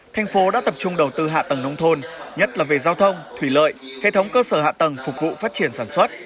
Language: Vietnamese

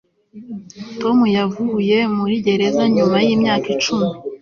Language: Kinyarwanda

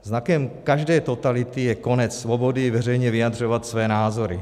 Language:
Czech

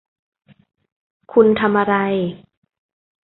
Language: Thai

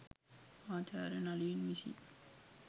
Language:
Sinhala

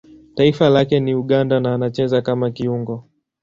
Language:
Swahili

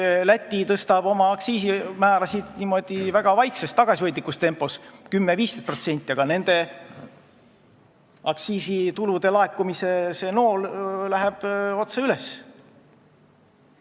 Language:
Estonian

